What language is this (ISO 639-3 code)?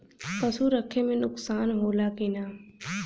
bho